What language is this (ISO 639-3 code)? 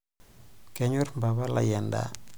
mas